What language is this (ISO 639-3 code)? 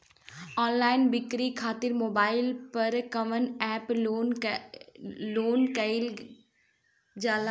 bho